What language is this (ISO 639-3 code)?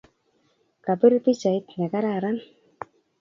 kln